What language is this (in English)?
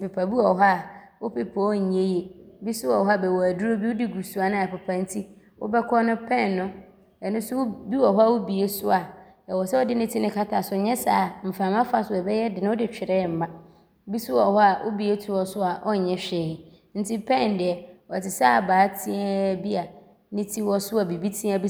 Abron